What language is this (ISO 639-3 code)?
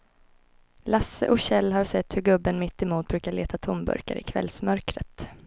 swe